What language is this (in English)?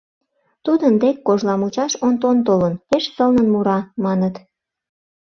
Mari